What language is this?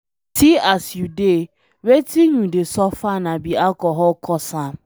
Nigerian Pidgin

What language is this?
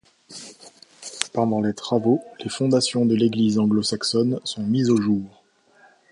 French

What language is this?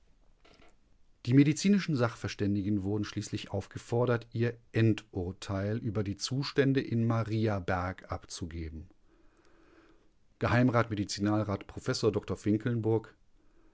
German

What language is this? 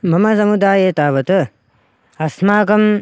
Sanskrit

